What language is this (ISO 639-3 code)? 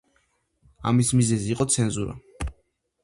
kat